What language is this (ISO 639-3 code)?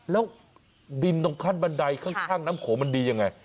tha